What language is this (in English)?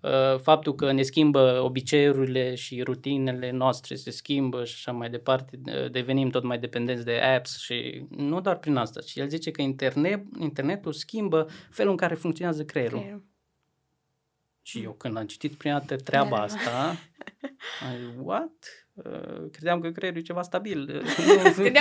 Romanian